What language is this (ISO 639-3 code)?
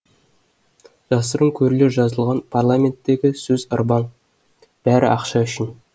kaz